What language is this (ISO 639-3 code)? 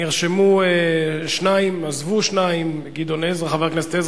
heb